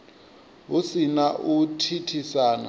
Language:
Venda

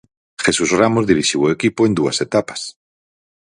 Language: Galician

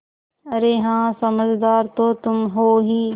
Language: Hindi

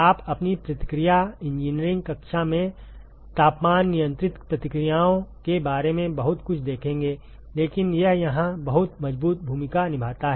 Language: Hindi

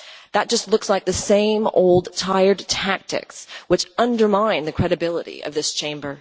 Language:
English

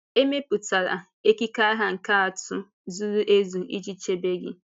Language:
Igbo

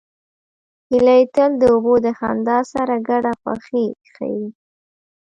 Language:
Pashto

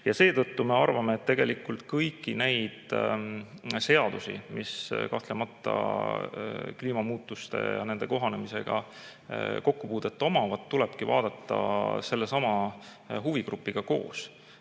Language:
Estonian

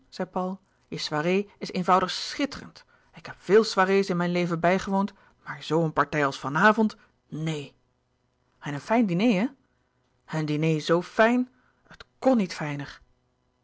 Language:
Dutch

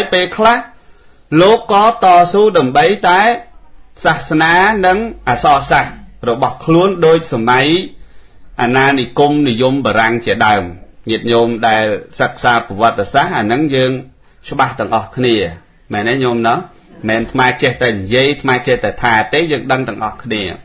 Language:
Thai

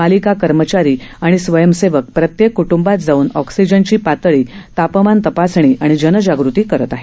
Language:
Marathi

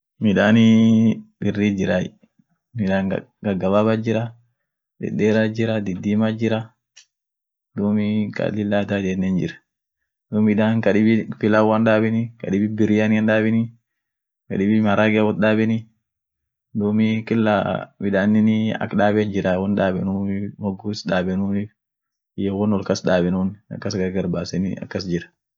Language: Orma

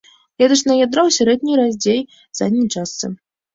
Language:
Belarusian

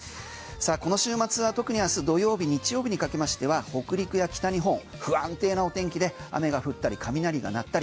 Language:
Japanese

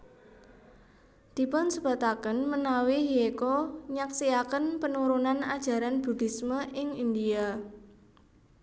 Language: Javanese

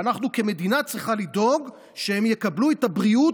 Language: Hebrew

